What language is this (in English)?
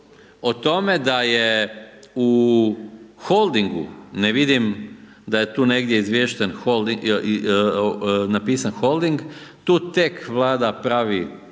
Croatian